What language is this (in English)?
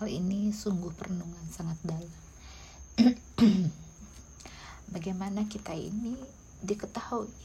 Indonesian